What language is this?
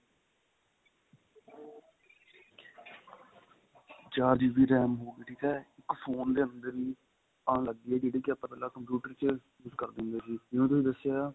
Punjabi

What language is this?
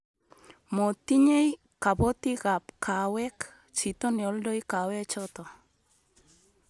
Kalenjin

